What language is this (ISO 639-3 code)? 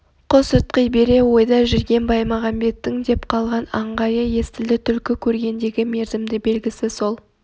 kaz